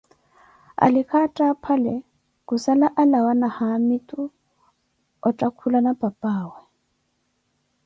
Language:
Koti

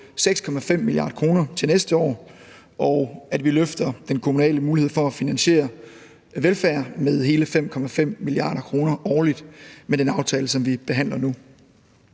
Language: Danish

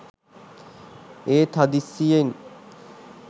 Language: Sinhala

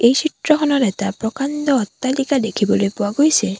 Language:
Assamese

